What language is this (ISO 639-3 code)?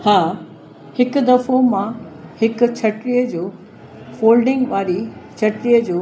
snd